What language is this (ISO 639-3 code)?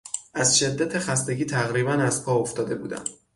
fas